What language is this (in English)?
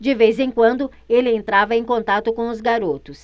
Portuguese